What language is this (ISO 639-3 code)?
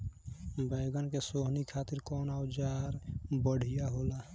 bho